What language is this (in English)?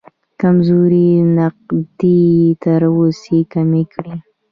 Pashto